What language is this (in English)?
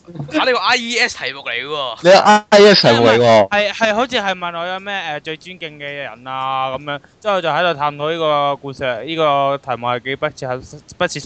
Chinese